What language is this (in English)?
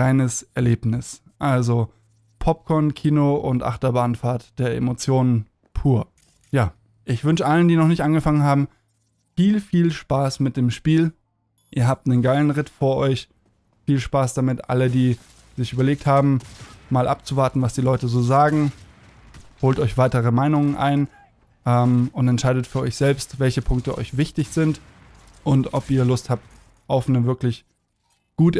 German